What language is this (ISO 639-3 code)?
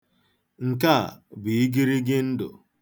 ibo